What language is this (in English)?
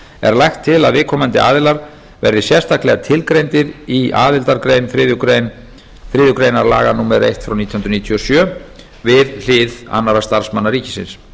Icelandic